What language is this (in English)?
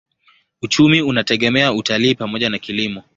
Swahili